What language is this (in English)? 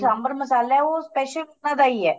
Punjabi